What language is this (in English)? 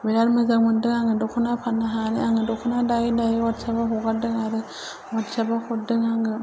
Bodo